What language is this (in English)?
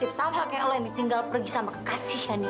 Indonesian